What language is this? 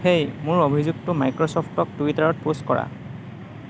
Assamese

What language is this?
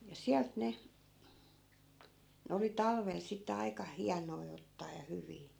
Finnish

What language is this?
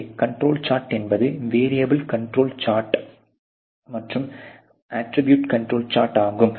Tamil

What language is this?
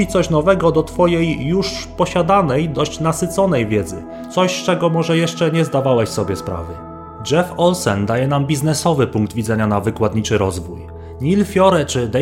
Polish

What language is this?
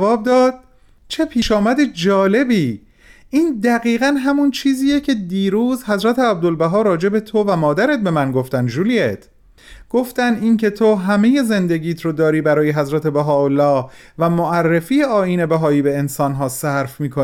Persian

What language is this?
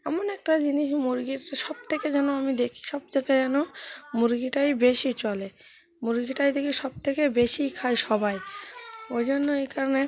Bangla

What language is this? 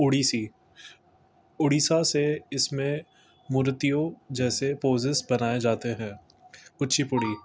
Urdu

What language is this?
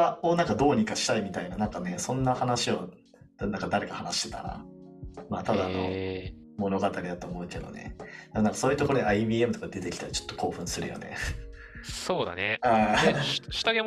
Japanese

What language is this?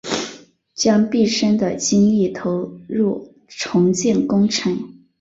Chinese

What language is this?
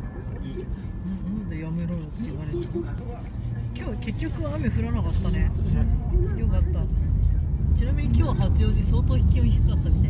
Japanese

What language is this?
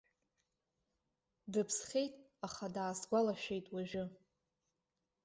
Abkhazian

